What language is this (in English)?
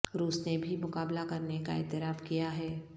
Urdu